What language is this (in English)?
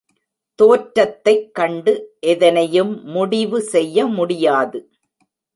Tamil